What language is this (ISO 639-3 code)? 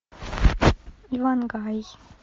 rus